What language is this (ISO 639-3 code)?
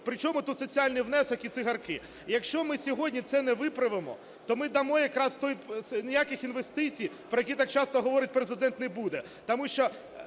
ukr